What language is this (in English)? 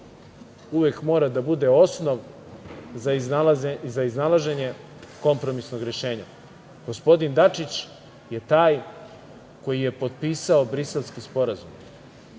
Serbian